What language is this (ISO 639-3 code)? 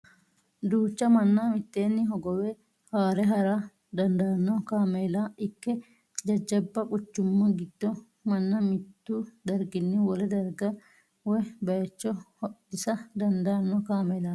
sid